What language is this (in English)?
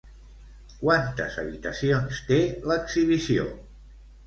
Catalan